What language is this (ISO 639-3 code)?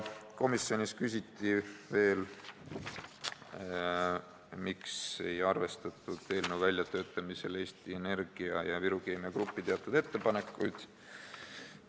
est